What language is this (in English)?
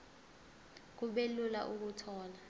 Zulu